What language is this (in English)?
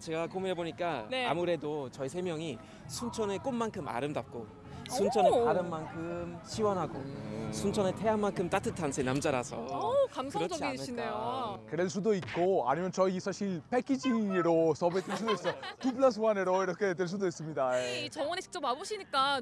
Korean